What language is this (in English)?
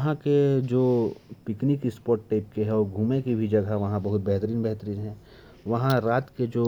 Korwa